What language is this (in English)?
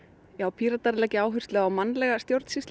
Icelandic